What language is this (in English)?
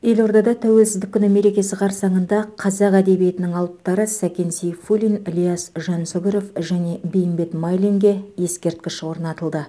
Kazakh